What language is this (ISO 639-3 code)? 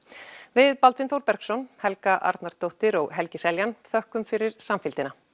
isl